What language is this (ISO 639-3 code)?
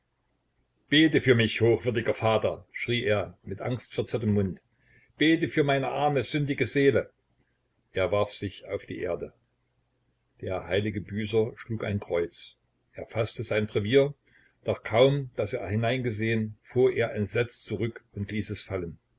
deu